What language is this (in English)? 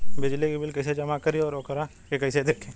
Bhojpuri